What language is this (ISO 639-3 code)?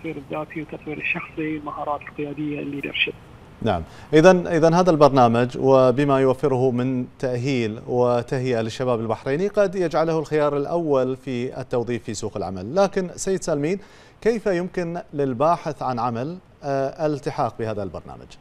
ara